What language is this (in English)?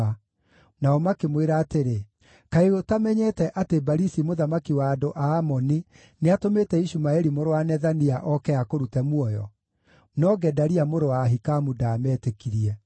Kikuyu